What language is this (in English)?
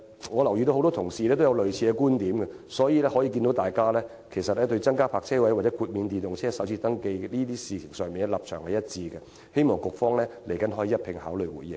Cantonese